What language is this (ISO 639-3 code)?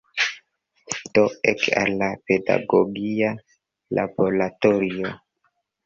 epo